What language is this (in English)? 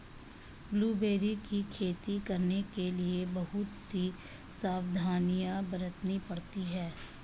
Hindi